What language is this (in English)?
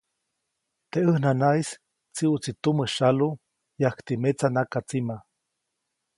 Copainalá Zoque